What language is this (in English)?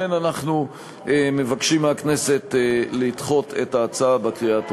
Hebrew